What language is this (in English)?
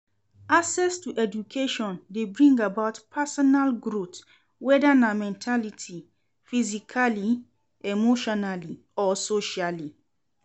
Nigerian Pidgin